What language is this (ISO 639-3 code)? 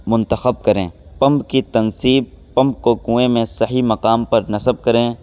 urd